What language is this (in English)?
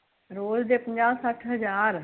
Punjabi